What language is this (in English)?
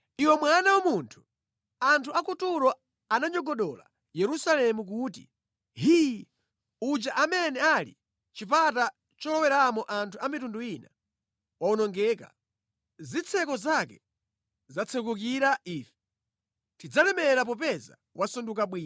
Nyanja